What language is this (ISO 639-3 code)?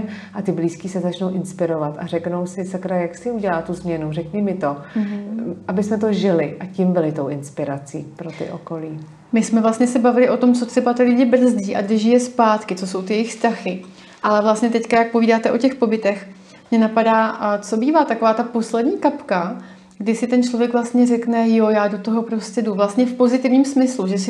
ces